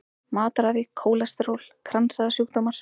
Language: Icelandic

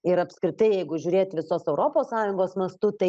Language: Lithuanian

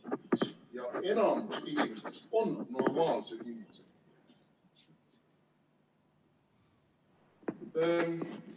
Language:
Estonian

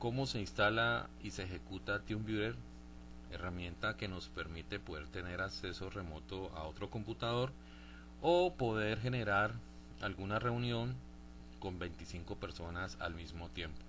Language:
Spanish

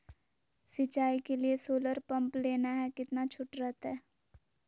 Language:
Magahi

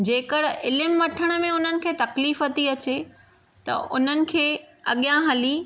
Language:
Sindhi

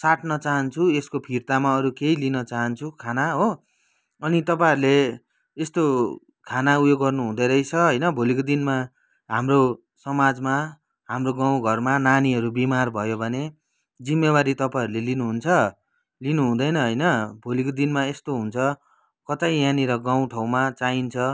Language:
Nepali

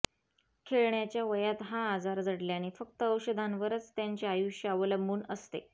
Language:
Marathi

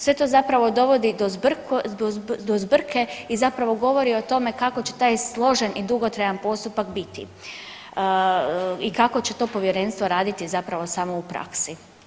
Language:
Croatian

